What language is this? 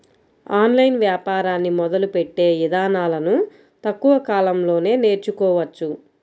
Telugu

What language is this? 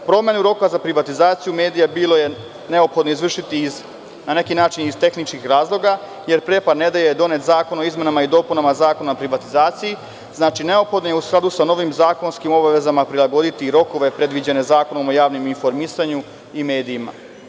Serbian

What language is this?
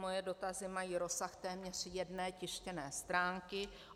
Czech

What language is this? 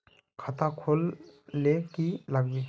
Magahi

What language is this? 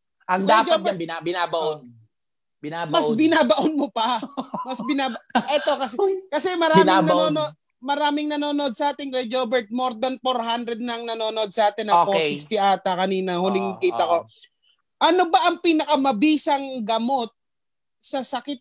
Filipino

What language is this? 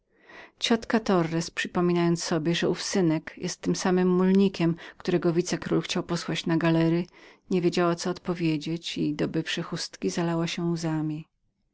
Polish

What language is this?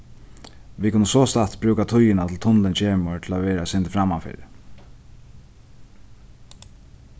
Faroese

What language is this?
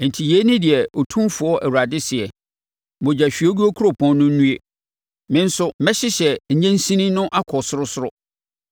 Akan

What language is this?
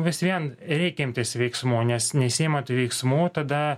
Lithuanian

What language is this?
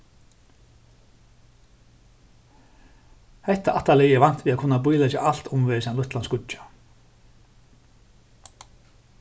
Faroese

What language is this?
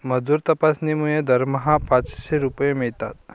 Marathi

